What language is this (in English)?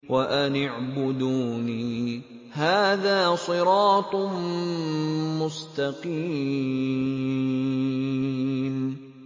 Arabic